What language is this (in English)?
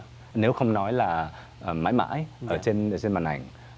Vietnamese